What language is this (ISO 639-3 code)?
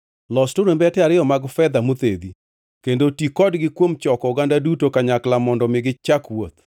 luo